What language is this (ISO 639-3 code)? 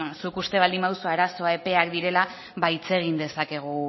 eus